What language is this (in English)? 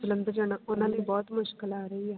Punjabi